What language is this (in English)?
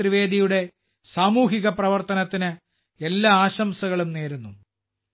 Malayalam